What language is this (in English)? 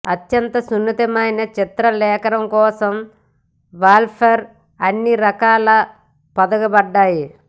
Telugu